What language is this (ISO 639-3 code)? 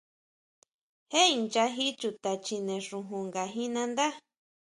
mau